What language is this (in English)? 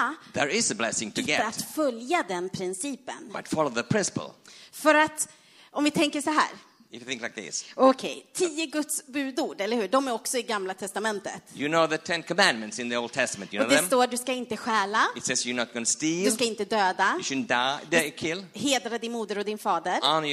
Swedish